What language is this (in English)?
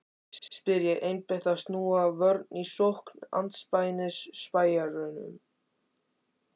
Icelandic